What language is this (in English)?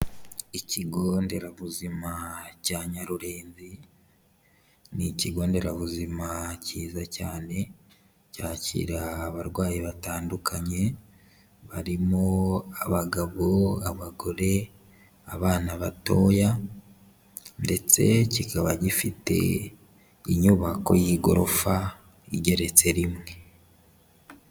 Kinyarwanda